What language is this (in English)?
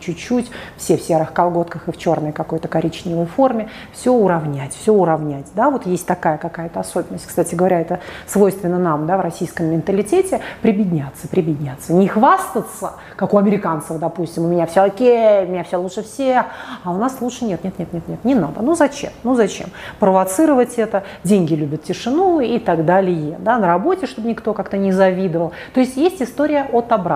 Russian